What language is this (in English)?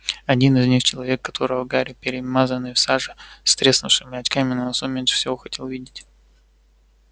Russian